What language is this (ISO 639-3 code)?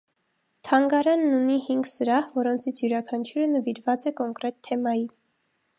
hye